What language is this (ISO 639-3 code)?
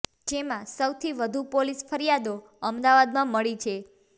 guj